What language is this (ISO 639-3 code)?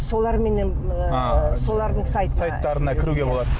kaz